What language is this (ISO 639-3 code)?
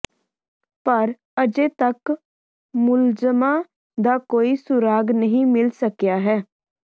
pan